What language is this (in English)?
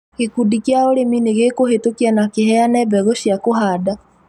Kikuyu